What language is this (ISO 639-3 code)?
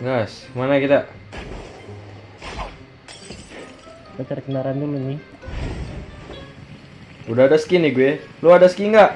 ind